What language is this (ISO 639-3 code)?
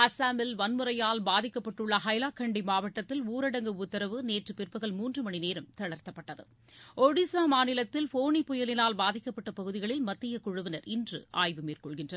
tam